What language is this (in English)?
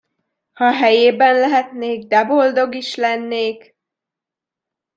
Hungarian